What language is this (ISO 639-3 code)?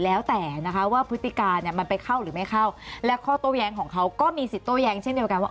tha